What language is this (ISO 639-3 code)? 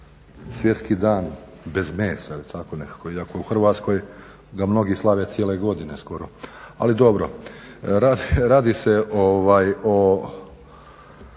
hrv